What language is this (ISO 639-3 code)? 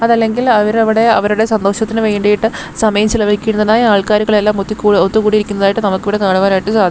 mal